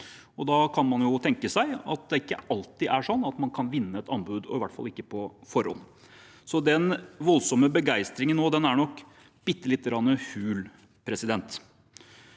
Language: Norwegian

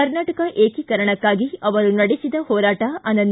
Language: Kannada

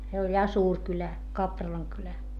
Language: Finnish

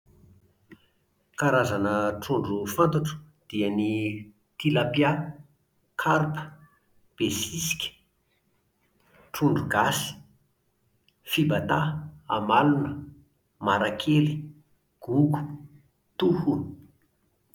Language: Malagasy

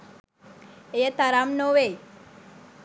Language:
Sinhala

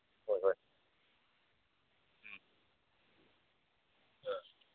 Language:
Manipuri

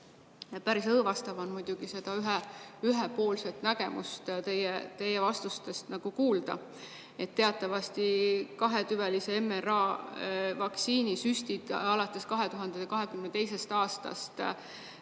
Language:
Estonian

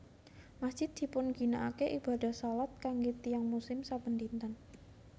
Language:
Javanese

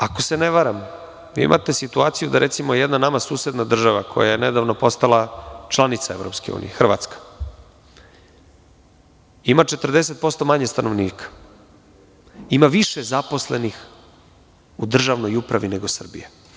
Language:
Serbian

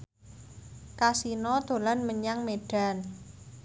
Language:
Javanese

